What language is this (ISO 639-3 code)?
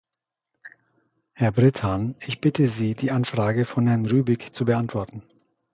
deu